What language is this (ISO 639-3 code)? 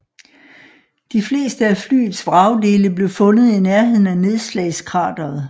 dan